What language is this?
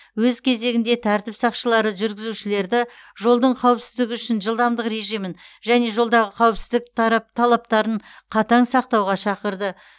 Kazakh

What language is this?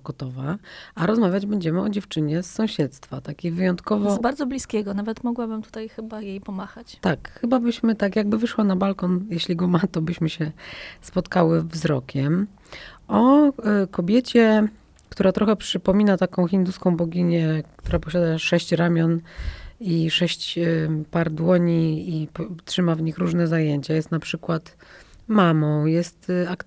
Polish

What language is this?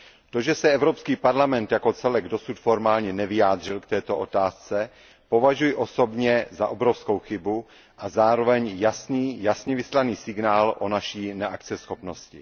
Czech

